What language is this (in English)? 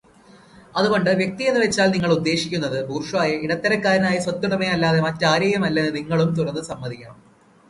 Malayalam